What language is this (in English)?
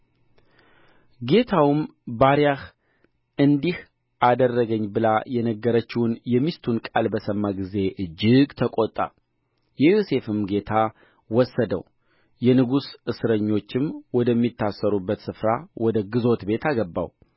Amharic